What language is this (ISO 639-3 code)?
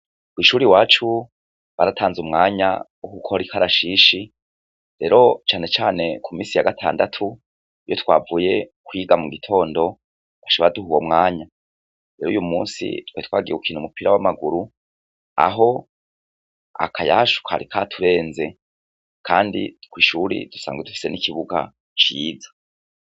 run